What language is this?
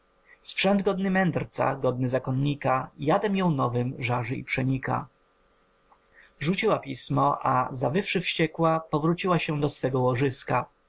Polish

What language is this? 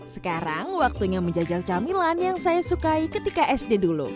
Indonesian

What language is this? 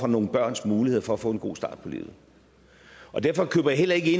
Danish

